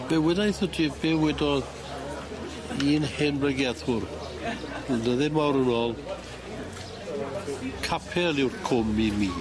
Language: Welsh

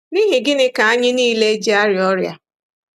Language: Igbo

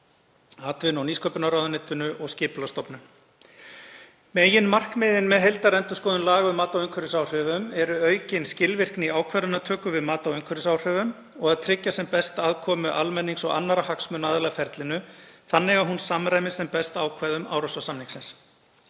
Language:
Icelandic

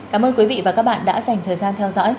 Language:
Vietnamese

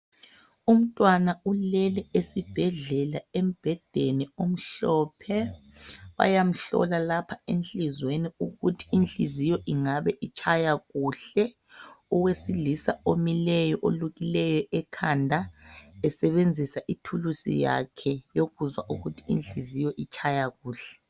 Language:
North Ndebele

